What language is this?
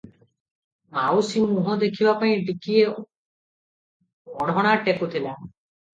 Odia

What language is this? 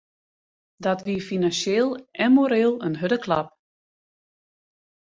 Western Frisian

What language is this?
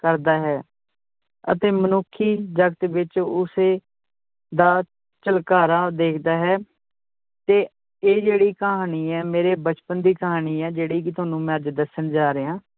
Punjabi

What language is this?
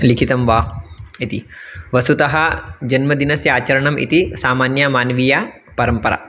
Sanskrit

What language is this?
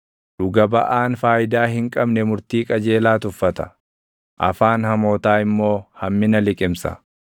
Oromo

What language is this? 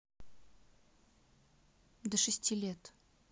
Russian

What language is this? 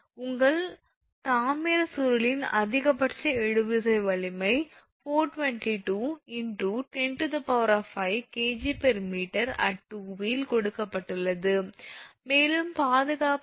Tamil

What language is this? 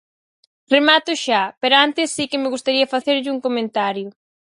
Galician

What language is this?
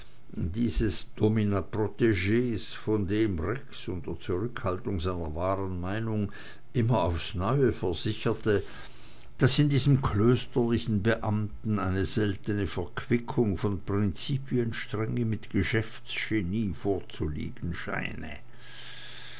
German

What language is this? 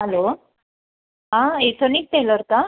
Marathi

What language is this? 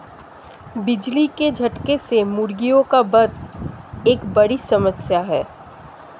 Hindi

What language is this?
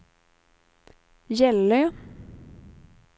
Swedish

